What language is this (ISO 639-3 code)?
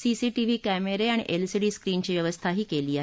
mar